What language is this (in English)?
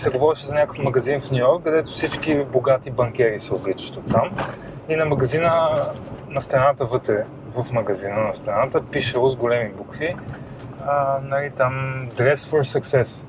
Bulgarian